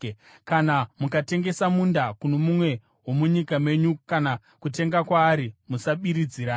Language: Shona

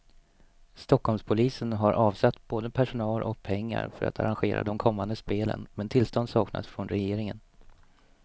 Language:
Swedish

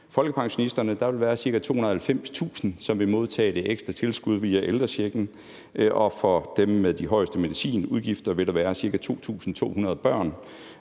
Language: Danish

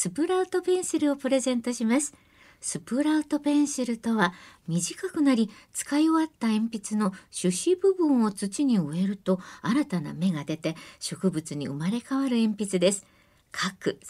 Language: Japanese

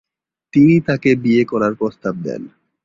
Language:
Bangla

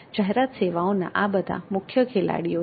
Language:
Gujarati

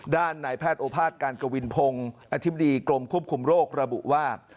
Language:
Thai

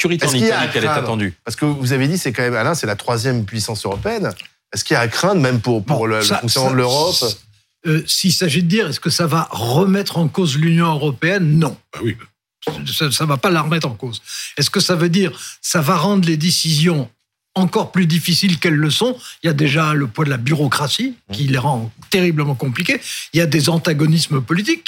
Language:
French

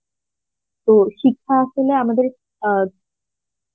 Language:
Bangla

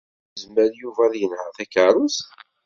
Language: Kabyle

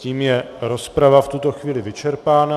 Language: Czech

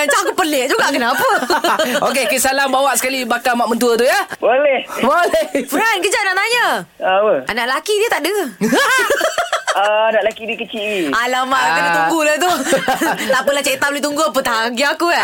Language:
Malay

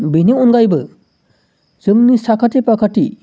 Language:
Bodo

